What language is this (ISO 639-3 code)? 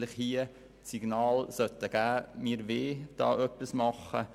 gsw